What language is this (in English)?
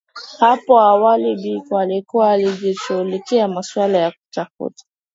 Swahili